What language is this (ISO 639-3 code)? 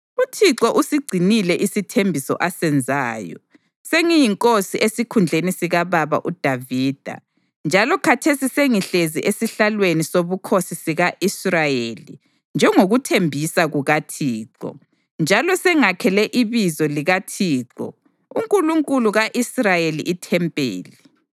nde